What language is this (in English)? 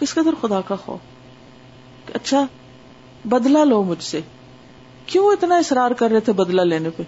Urdu